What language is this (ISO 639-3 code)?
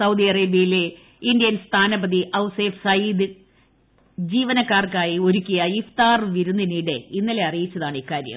mal